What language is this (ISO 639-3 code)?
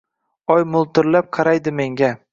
uzb